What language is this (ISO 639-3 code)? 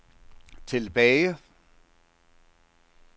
dan